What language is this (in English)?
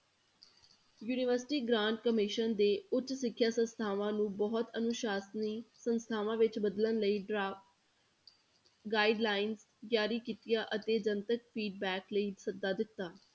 Punjabi